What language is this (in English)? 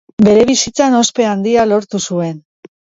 Basque